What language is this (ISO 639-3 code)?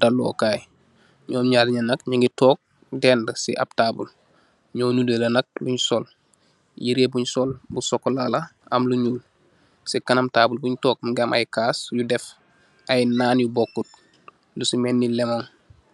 wol